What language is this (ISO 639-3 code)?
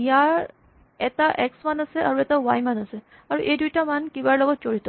asm